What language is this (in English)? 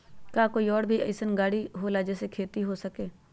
Magahi